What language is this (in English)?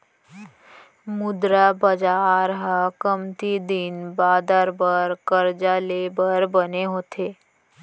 Chhattisgarhi